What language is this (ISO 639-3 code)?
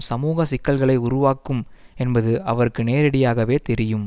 tam